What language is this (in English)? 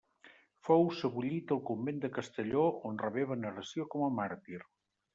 Catalan